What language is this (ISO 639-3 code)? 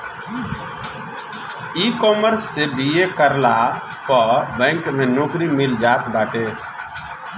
bho